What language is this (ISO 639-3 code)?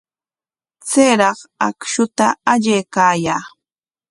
qwa